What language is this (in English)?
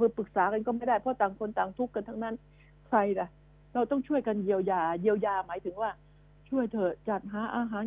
Thai